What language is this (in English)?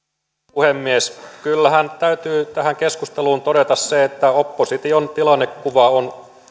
Finnish